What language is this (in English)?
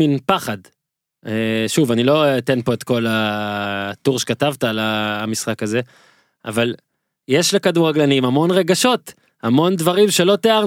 Hebrew